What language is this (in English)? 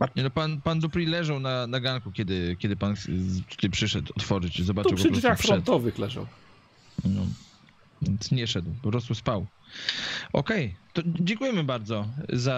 Polish